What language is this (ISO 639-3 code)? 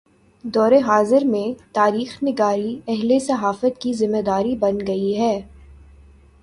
urd